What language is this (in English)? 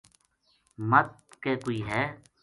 Gujari